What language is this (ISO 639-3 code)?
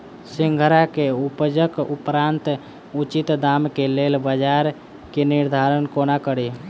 mai